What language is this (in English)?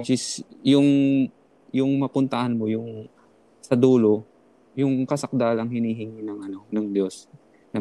Filipino